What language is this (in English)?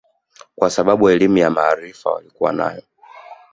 Swahili